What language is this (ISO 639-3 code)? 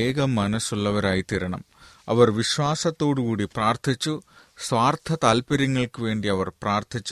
mal